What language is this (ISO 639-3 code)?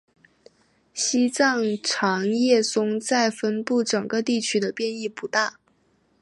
zho